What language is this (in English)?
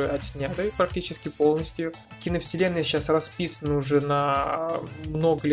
Russian